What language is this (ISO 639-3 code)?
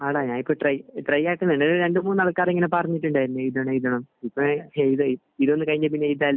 mal